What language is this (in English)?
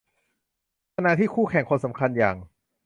Thai